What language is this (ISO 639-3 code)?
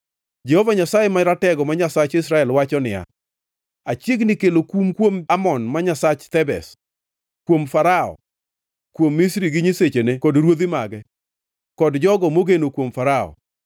luo